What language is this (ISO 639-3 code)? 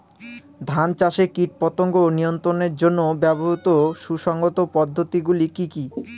ben